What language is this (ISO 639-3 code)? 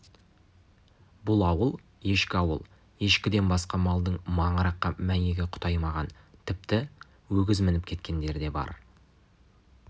kaz